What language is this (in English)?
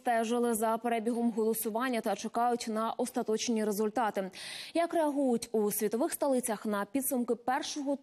Ukrainian